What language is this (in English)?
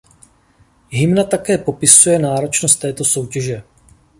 Czech